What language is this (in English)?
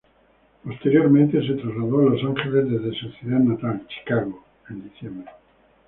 Spanish